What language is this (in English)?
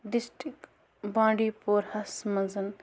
Kashmiri